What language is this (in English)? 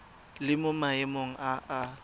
Tswana